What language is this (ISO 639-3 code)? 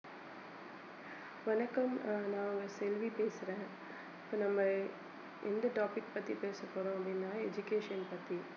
tam